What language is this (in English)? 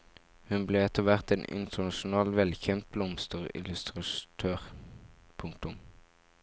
Norwegian